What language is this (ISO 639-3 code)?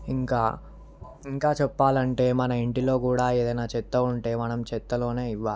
tel